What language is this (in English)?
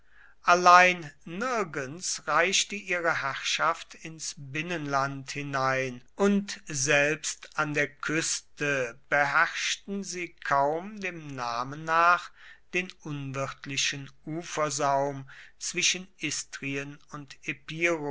German